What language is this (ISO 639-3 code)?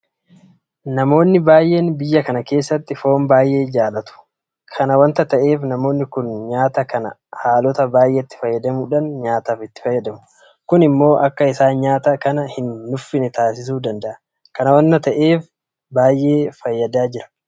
orm